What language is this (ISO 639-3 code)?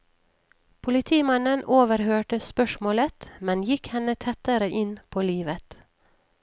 nor